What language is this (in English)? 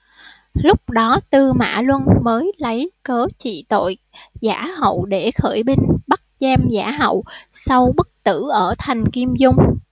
Vietnamese